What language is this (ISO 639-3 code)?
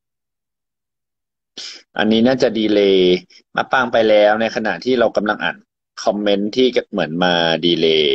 tha